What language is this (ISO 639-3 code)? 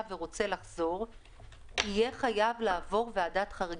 heb